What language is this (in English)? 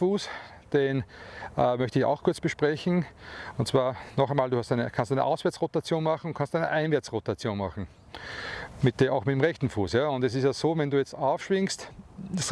German